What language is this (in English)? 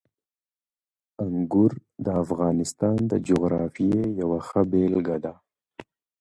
Pashto